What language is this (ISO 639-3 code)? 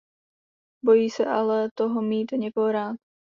ces